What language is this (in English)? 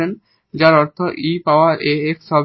Bangla